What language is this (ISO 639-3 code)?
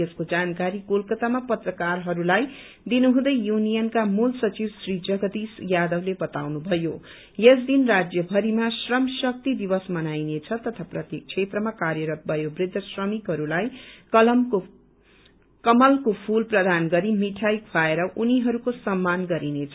nep